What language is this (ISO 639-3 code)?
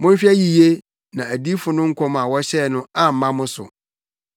aka